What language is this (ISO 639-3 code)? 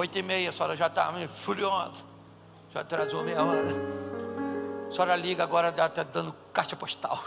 por